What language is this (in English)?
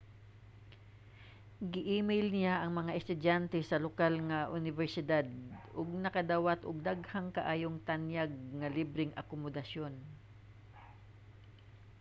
Cebuano